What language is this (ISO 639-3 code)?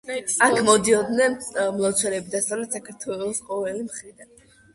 kat